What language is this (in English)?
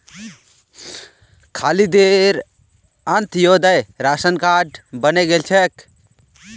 Magahi